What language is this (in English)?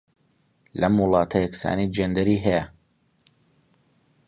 Central Kurdish